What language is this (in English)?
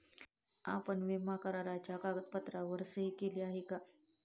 Marathi